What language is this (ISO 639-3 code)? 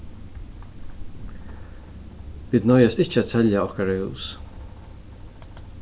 fao